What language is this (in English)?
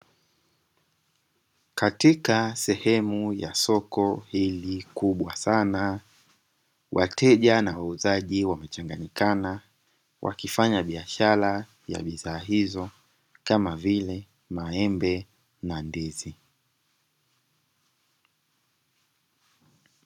Swahili